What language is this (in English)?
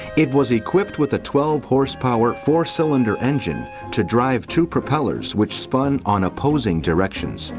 English